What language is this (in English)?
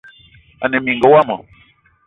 Eton (Cameroon)